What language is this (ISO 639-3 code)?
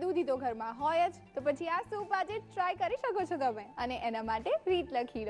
hin